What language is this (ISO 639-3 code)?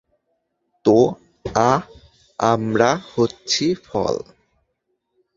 ben